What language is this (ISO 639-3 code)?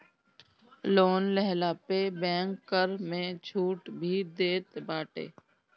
bho